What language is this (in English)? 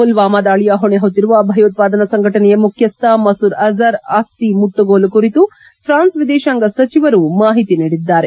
Kannada